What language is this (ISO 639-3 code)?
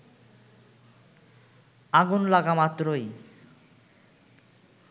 ben